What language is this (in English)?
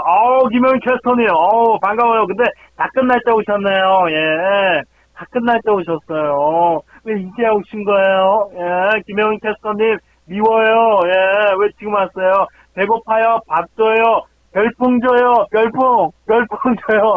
Korean